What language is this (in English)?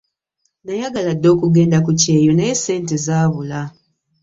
Ganda